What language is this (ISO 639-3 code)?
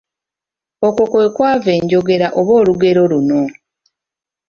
lug